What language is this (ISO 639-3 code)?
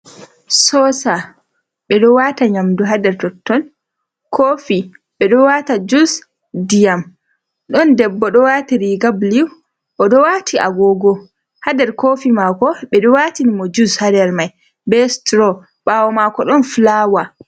ful